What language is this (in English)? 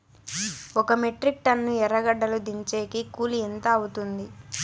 Telugu